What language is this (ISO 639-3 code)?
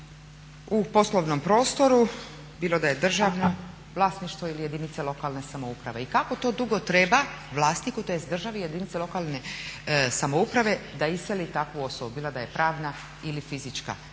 hrv